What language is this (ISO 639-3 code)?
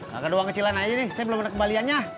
ind